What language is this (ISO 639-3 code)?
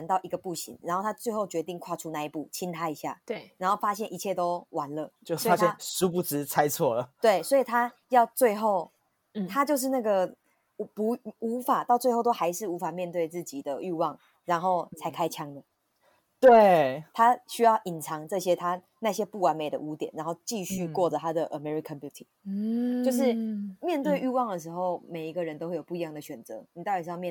zho